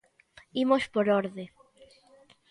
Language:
Galician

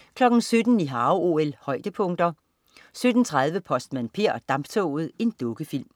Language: Danish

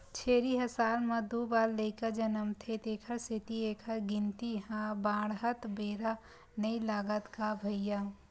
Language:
Chhattisgarhi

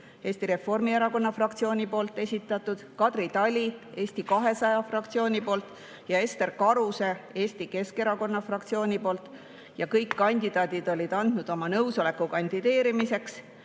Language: Estonian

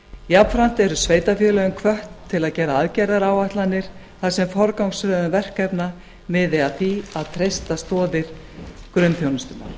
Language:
Icelandic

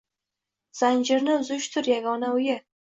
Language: Uzbek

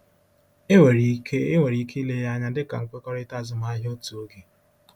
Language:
Igbo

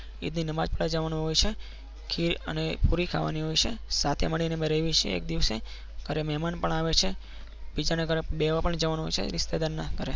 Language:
Gujarati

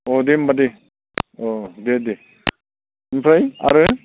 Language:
Bodo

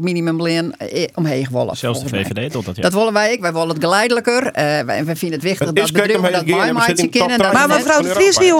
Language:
Dutch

